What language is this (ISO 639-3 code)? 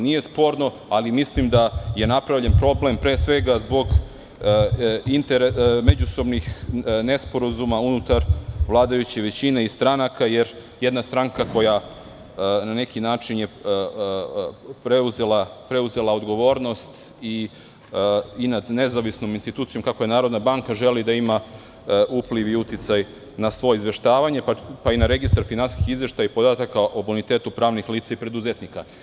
srp